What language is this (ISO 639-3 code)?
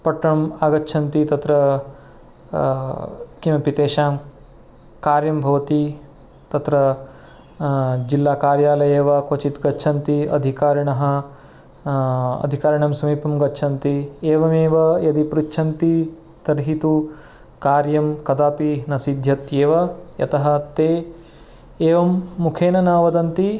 san